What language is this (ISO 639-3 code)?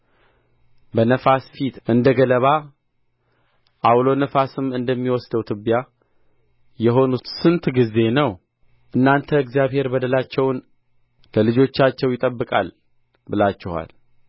amh